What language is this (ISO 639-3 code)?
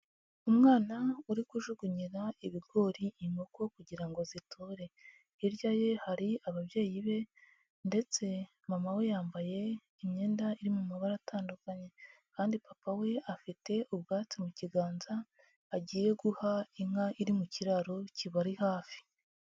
kin